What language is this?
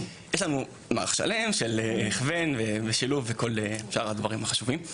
Hebrew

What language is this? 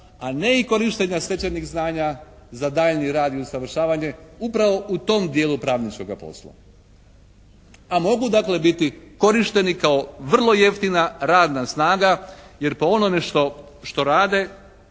Croatian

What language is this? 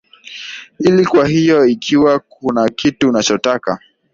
Swahili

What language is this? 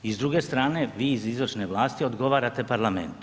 Croatian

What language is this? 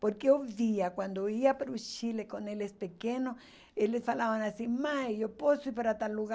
Portuguese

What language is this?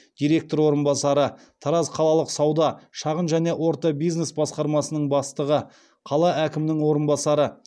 Kazakh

